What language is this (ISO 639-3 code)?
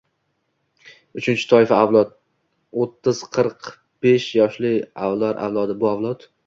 uzb